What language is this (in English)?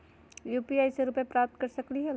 Magahi